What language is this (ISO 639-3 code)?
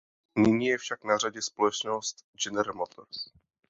ces